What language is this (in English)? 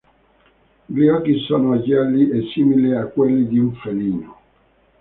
Italian